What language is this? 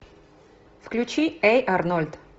Russian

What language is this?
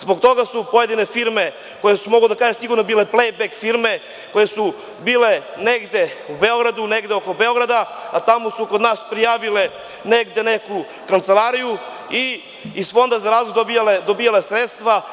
Serbian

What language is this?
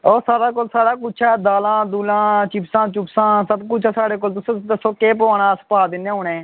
Dogri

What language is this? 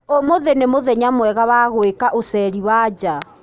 Kikuyu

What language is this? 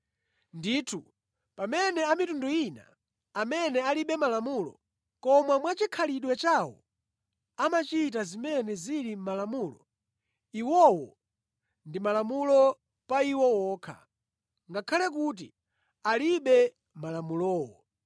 Nyanja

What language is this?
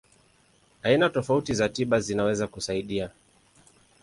Swahili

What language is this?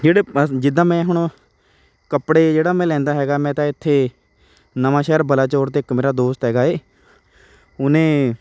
Punjabi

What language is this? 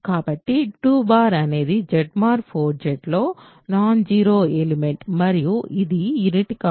Telugu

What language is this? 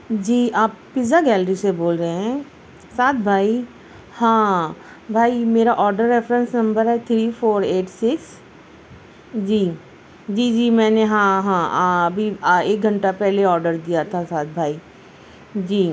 Urdu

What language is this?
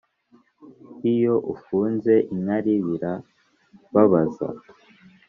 Kinyarwanda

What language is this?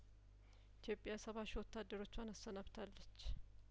Amharic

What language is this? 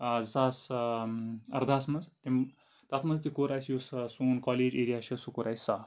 Kashmiri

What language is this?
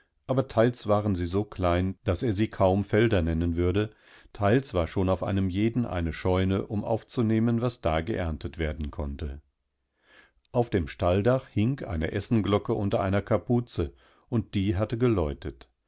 German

